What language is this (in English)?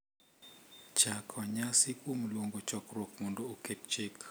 Luo (Kenya and Tanzania)